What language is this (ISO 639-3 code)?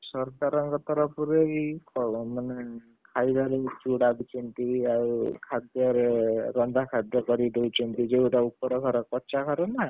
ori